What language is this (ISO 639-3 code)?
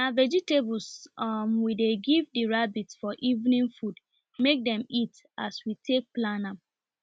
pcm